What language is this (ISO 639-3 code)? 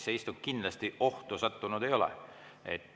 est